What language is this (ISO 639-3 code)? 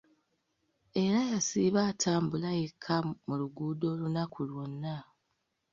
lug